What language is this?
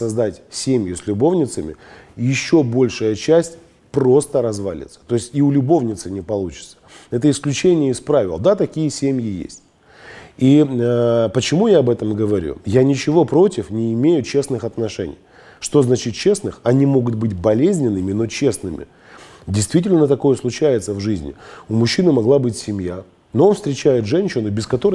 Russian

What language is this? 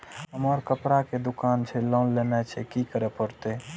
Maithili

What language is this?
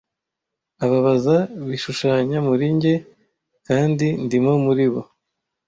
Kinyarwanda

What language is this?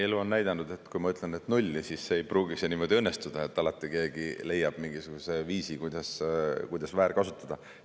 Estonian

